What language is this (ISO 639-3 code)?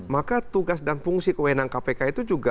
ind